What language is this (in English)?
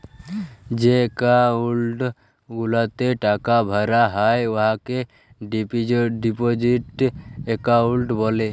Bangla